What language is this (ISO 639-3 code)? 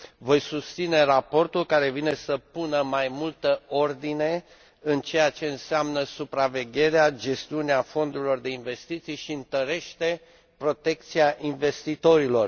ron